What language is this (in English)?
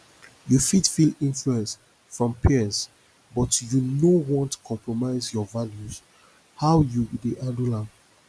Nigerian Pidgin